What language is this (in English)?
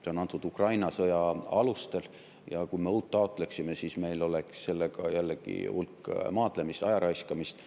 Estonian